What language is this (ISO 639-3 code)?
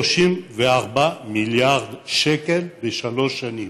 heb